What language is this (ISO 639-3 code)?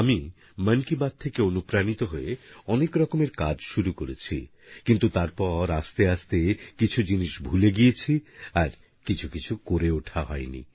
ben